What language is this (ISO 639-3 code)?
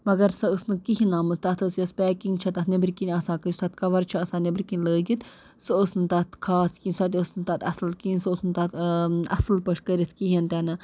kas